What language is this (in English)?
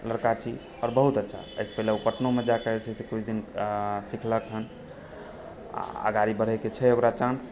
Maithili